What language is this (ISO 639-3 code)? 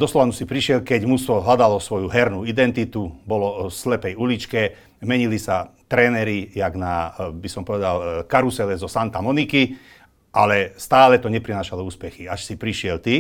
slk